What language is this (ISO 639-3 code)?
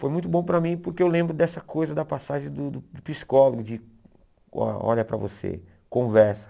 por